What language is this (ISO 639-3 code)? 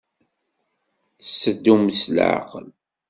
kab